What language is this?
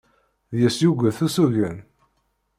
Kabyle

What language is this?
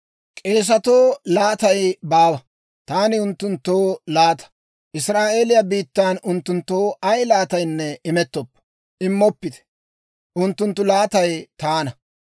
Dawro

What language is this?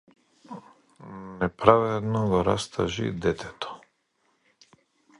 Macedonian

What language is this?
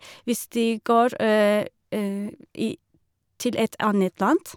Norwegian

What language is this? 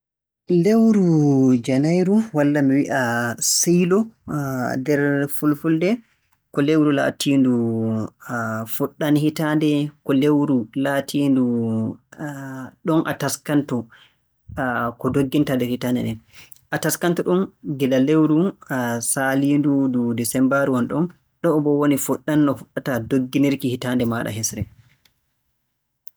Borgu Fulfulde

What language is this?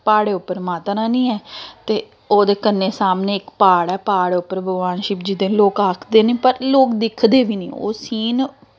Dogri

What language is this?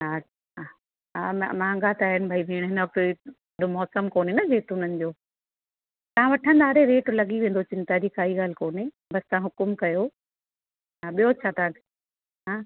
Sindhi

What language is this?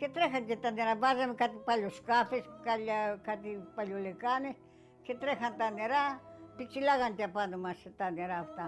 Greek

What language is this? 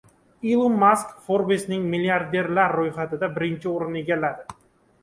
Uzbek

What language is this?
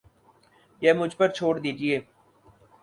Urdu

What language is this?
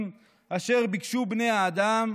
Hebrew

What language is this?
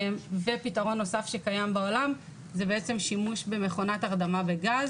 Hebrew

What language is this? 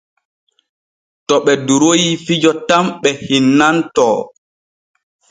Borgu Fulfulde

